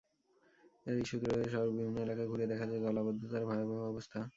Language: Bangla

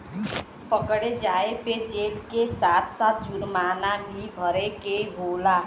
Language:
Bhojpuri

